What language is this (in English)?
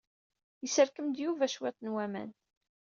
Kabyle